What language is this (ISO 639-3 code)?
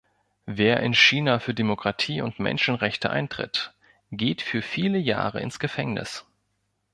deu